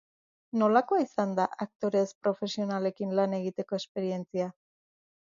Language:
Basque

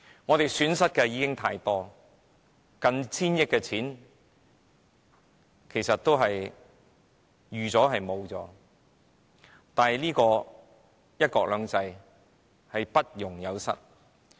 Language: Cantonese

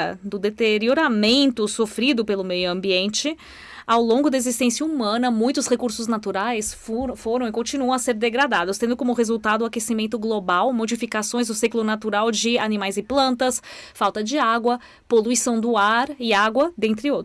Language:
Portuguese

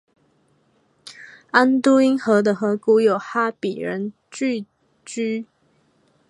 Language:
Chinese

